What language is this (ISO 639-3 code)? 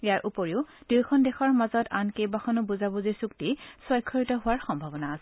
asm